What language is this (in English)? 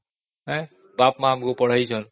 Odia